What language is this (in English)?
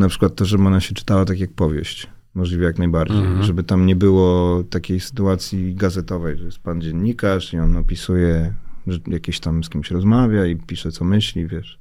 Polish